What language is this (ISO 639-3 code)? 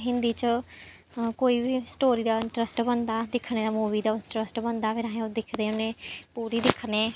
doi